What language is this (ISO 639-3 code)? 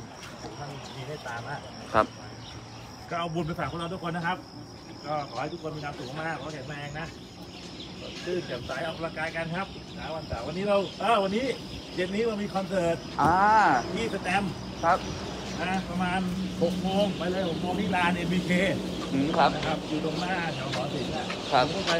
tha